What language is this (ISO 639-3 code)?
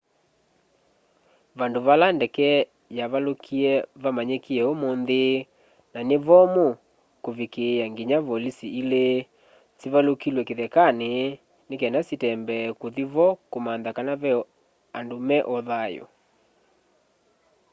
kam